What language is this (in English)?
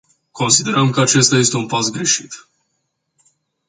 Romanian